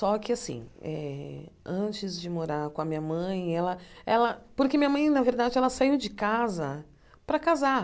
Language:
Portuguese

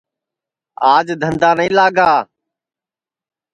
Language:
Sansi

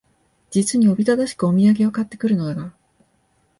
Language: Japanese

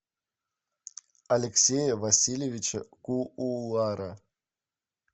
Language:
Russian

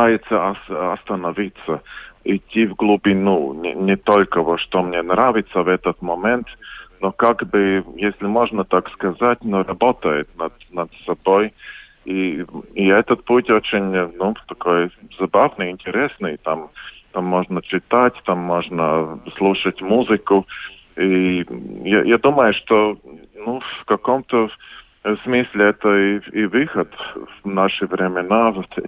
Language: Russian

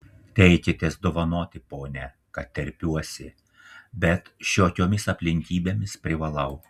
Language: Lithuanian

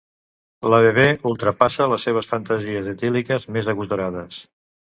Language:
Catalan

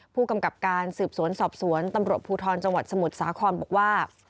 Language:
Thai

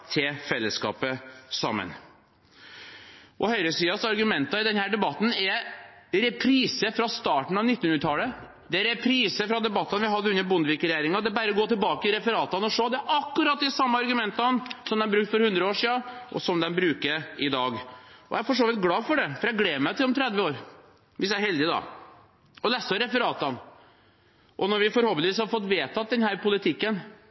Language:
Norwegian Bokmål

